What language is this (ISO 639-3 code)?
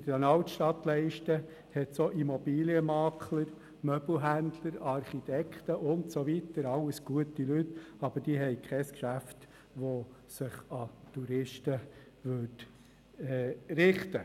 gsw